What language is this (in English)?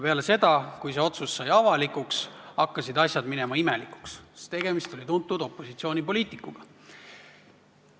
Estonian